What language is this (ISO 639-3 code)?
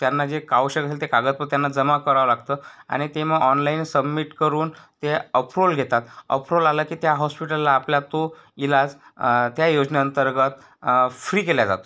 mar